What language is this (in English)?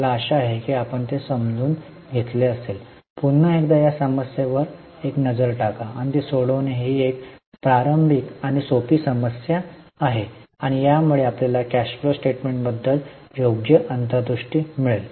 Marathi